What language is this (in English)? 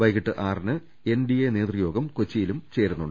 Malayalam